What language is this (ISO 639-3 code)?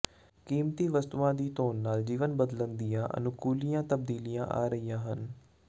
pan